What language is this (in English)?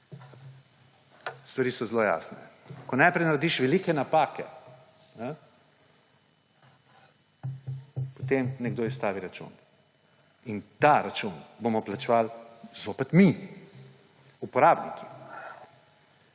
Slovenian